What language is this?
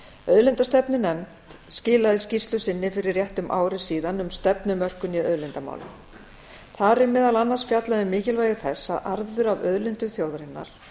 Icelandic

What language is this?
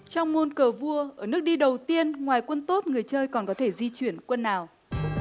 Vietnamese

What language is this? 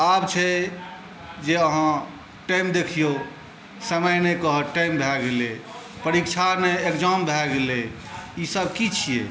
Maithili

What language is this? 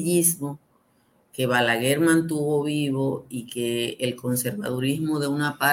Spanish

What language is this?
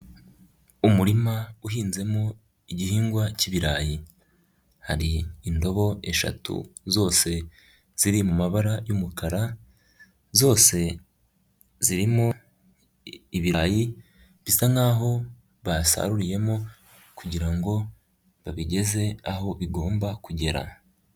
Kinyarwanda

